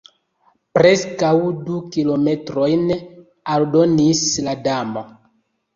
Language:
Esperanto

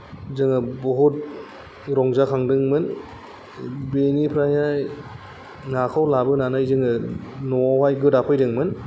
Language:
Bodo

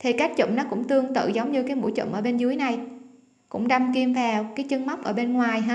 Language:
Vietnamese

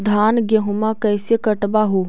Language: Magahi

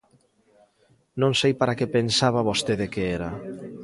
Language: Galician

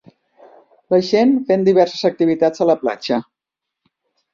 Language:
Catalan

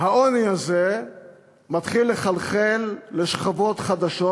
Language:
Hebrew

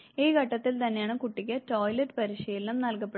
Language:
Malayalam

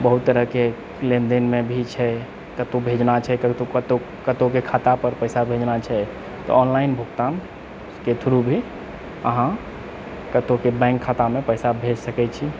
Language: Maithili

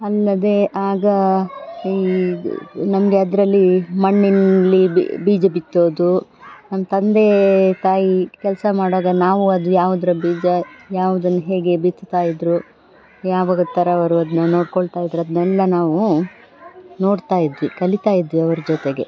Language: Kannada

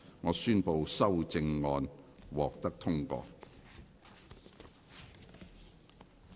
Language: Cantonese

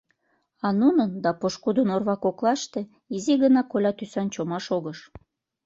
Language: Mari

